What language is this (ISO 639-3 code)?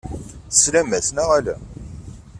kab